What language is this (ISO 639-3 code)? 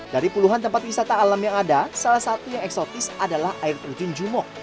ind